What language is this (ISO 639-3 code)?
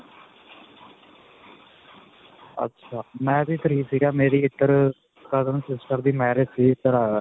pan